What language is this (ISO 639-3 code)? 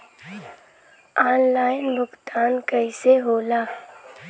bho